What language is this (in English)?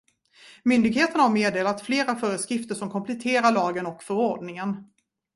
Swedish